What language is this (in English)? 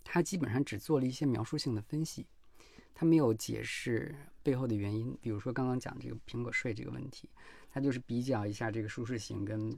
Chinese